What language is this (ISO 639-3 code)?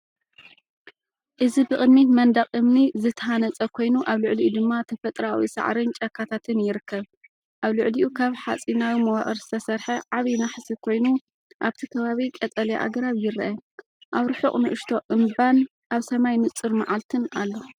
tir